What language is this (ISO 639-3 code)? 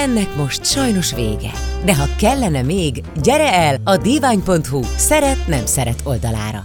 hun